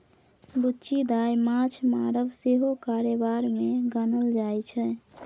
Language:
Maithili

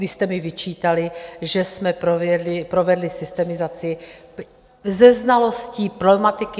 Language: Czech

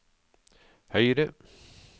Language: Norwegian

